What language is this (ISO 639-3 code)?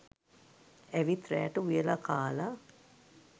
sin